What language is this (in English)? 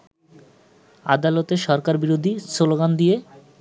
Bangla